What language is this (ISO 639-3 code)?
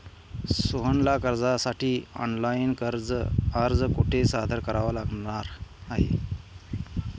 mar